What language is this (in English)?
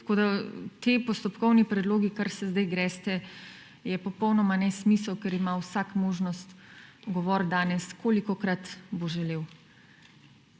Slovenian